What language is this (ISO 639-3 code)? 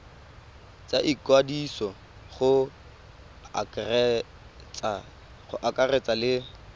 tsn